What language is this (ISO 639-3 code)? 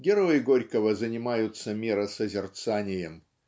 rus